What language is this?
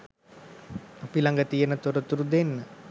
Sinhala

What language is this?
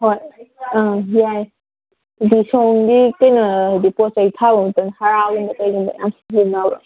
Manipuri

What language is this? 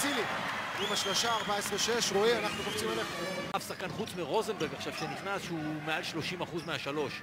Hebrew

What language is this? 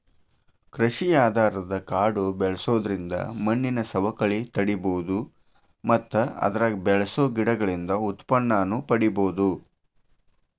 Kannada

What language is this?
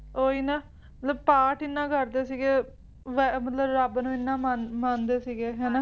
Punjabi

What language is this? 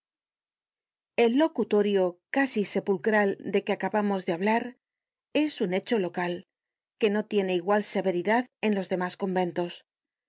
Spanish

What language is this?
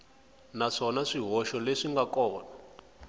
Tsonga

